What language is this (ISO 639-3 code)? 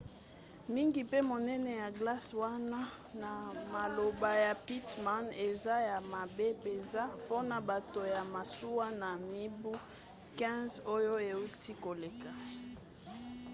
lin